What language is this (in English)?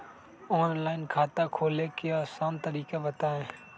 Magahi